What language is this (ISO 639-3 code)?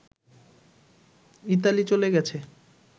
ben